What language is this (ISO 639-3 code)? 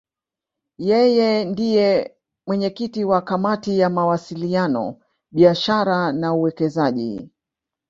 swa